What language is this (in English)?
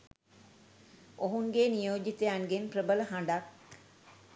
Sinhala